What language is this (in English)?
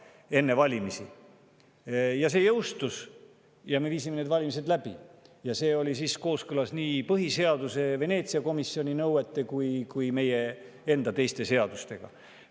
Estonian